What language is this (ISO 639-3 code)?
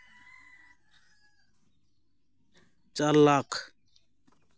sat